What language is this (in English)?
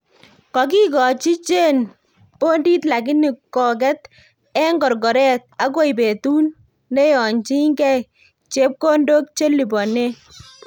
Kalenjin